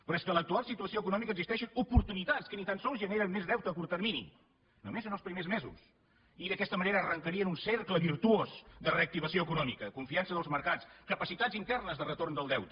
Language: Catalan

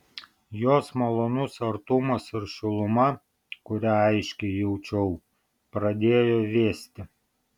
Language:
Lithuanian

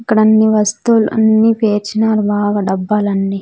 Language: Telugu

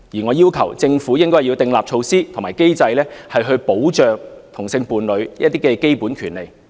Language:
Cantonese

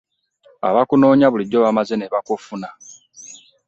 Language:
Ganda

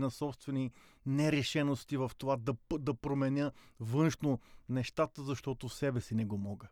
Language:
Bulgarian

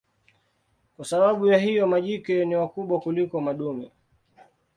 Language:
Swahili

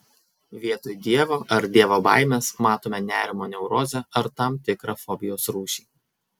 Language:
Lithuanian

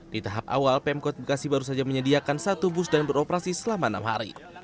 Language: Indonesian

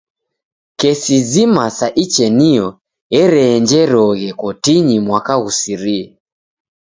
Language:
Taita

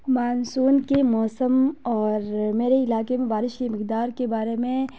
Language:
Urdu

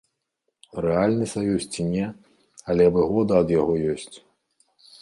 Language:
Belarusian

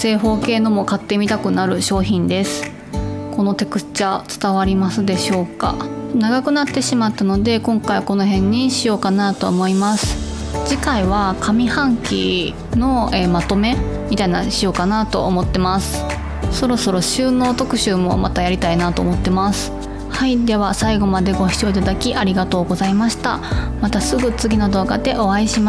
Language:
Japanese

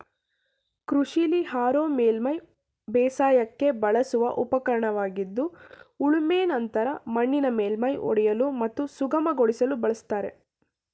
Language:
Kannada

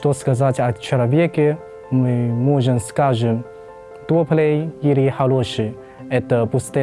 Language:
Russian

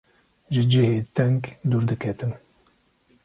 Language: Kurdish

